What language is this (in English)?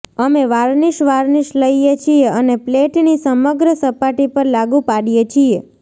Gujarati